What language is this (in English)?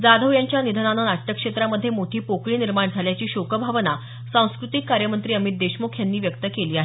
Marathi